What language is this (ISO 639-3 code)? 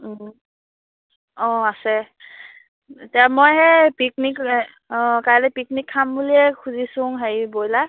asm